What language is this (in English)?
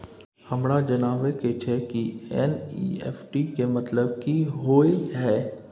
Maithili